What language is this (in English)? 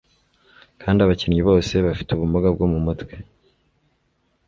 Kinyarwanda